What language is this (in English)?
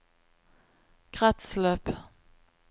Norwegian